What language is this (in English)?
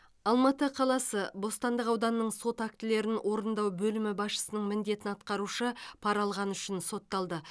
Kazakh